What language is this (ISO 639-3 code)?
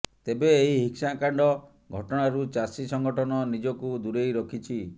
ori